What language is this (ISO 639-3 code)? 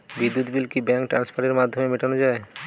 ben